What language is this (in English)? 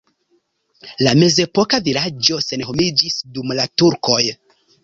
Esperanto